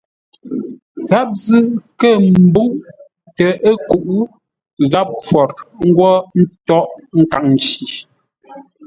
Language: Ngombale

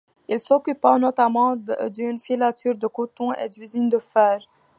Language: French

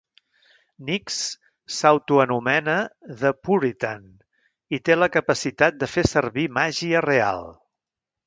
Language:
Catalan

